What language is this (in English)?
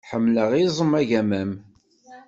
Kabyle